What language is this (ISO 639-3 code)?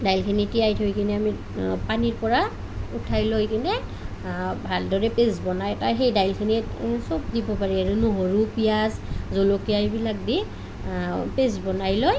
asm